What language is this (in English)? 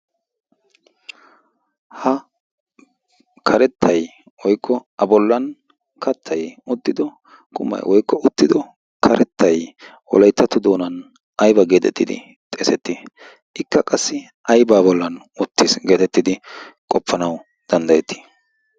Wolaytta